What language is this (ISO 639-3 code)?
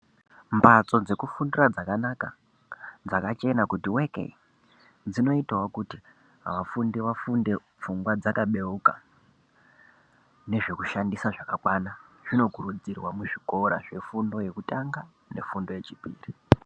ndc